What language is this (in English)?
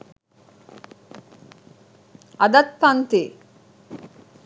Sinhala